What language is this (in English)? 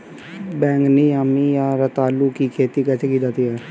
Hindi